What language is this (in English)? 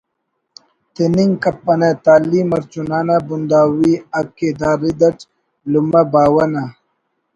Brahui